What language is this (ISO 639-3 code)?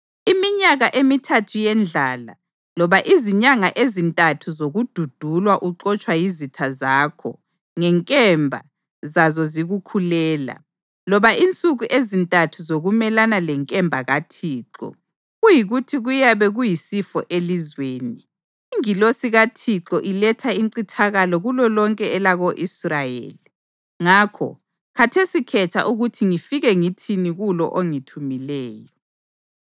nde